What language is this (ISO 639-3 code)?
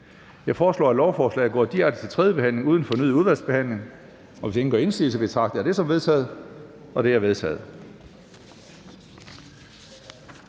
dan